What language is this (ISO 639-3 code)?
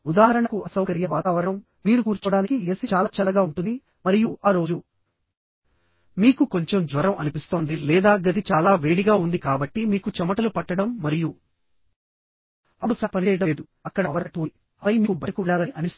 tel